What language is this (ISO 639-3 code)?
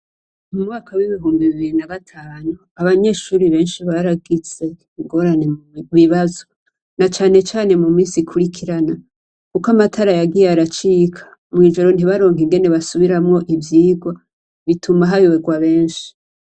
run